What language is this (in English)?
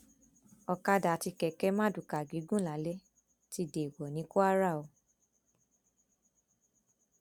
Yoruba